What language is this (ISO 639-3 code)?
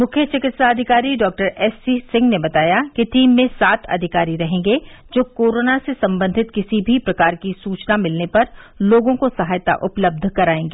hin